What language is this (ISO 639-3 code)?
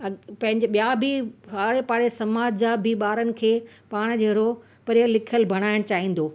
snd